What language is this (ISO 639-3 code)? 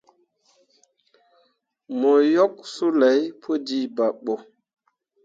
mua